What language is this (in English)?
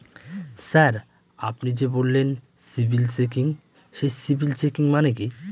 Bangla